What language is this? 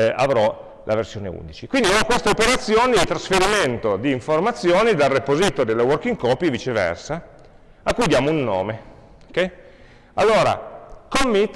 Italian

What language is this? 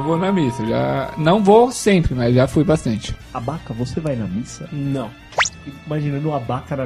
Portuguese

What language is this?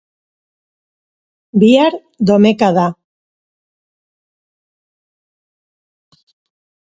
Basque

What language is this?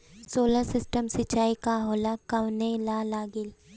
Bhojpuri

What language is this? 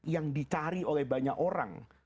Indonesian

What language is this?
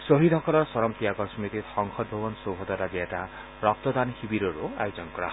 Assamese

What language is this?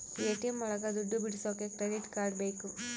Kannada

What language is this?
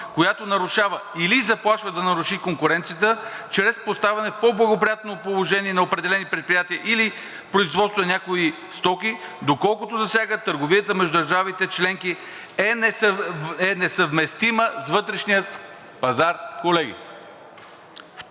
Bulgarian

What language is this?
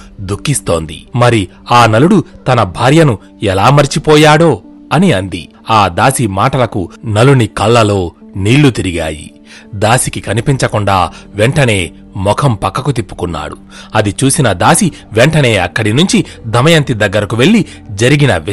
Telugu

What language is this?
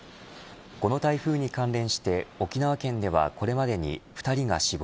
Japanese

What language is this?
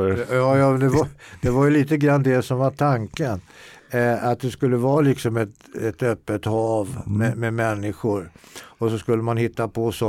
Swedish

